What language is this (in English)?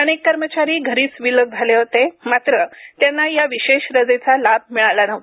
Marathi